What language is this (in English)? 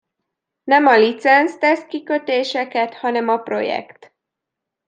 Hungarian